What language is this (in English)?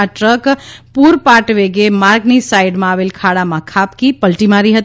Gujarati